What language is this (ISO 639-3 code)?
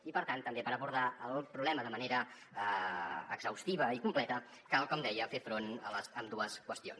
cat